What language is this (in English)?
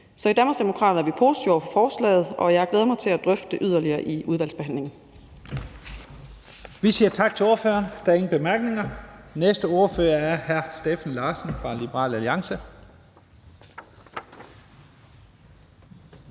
Danish